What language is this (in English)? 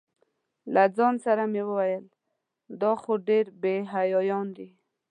Pashto